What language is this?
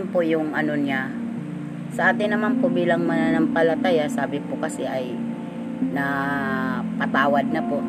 Filipino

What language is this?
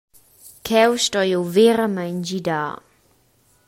Romansh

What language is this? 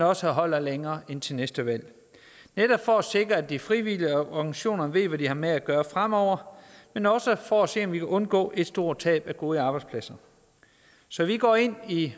Danish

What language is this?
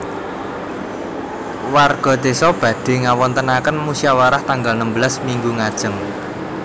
Javanese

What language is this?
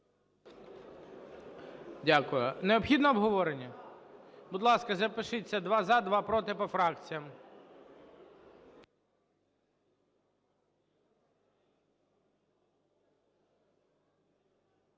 Ukrainian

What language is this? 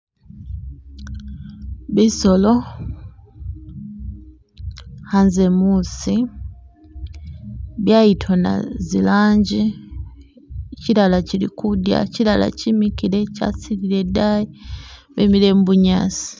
Masaaba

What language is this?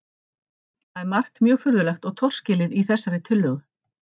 Icelandic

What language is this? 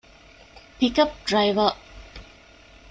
Divehi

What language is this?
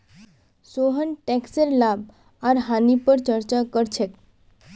Magahi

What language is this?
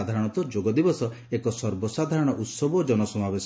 Odia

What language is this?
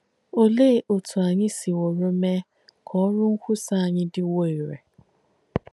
Igbo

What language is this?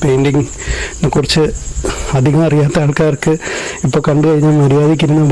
English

